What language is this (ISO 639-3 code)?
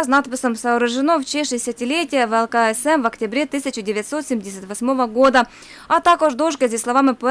ukr